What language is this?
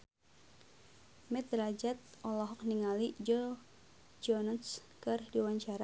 Sundanese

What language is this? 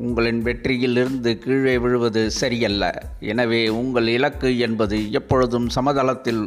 Tamil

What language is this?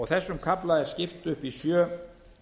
Icelandic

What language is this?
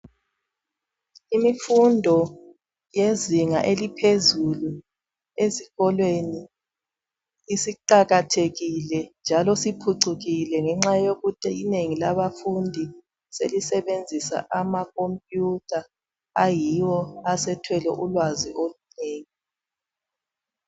North Ndebele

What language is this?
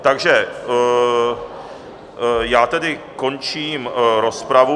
Czech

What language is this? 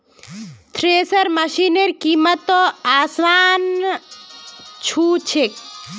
Magahi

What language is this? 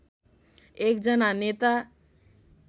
Nepali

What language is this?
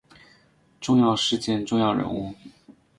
Chinese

